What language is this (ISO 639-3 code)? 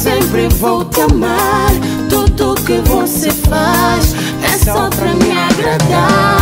ara